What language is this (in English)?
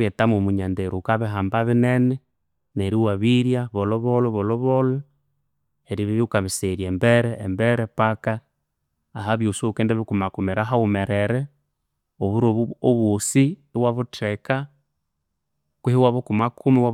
Konzo